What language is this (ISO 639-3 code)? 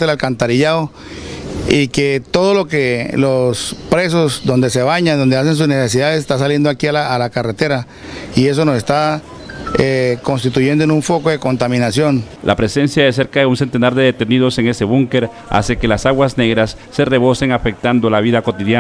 spa